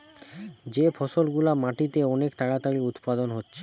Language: Bangla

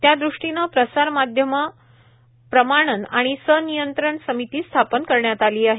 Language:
Marathi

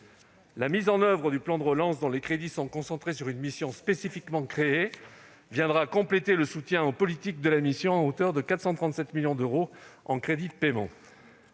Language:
French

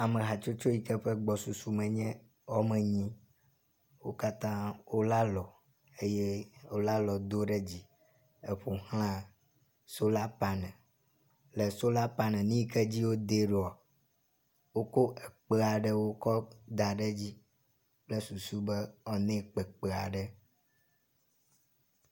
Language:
Ewe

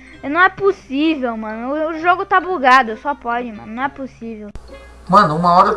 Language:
Portuguese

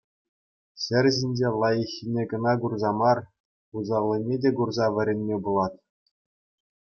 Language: Chuvash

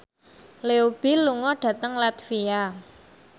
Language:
Javanese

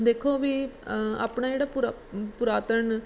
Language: Punjabi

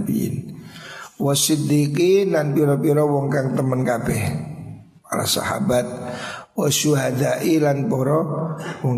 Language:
Indonesian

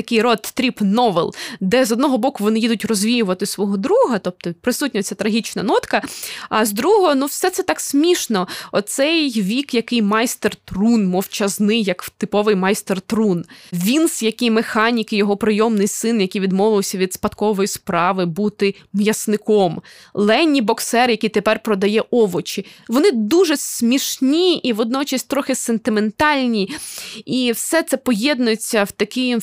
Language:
Ukrainian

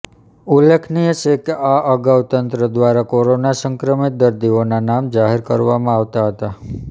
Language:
Gujarati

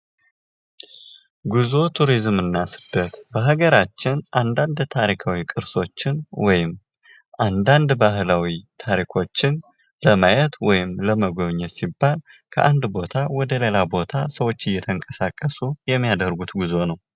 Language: Amharic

